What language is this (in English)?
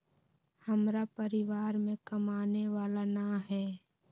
Magahi